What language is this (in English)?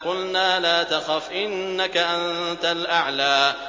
Arabic